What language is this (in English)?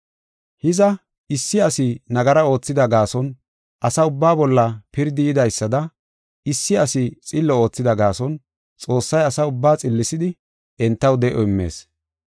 Gofa